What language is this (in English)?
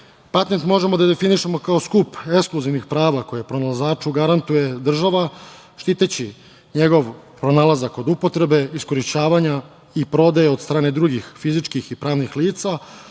Serbian